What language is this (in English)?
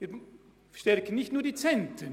Swiss German